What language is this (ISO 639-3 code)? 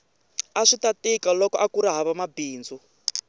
tso